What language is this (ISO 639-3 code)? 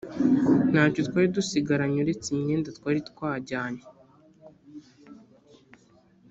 kin